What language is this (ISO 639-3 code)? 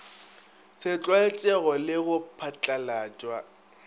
nso